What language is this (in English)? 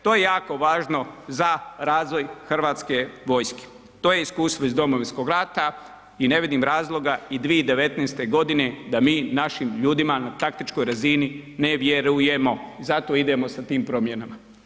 Croatian